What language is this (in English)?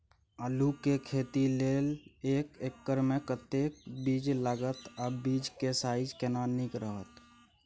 Maithili